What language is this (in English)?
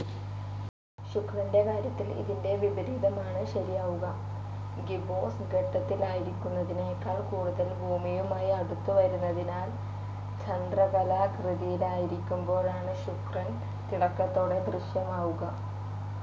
Malayalam